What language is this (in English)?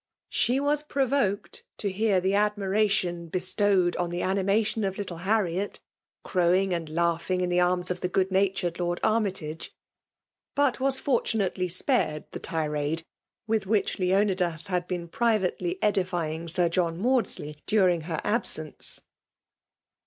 English